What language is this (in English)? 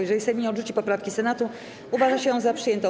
Polish